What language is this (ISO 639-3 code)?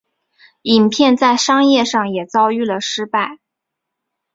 zho